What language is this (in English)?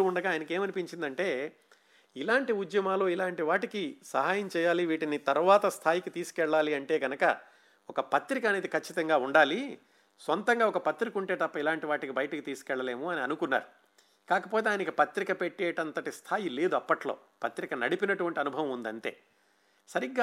Telugu